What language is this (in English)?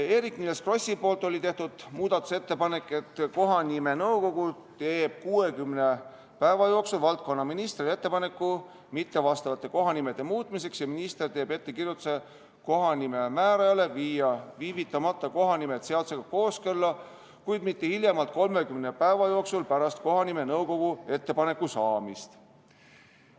Estonian